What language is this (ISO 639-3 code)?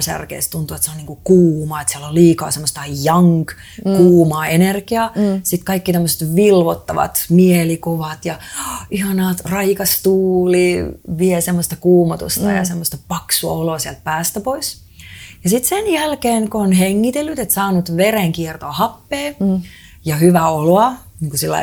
fin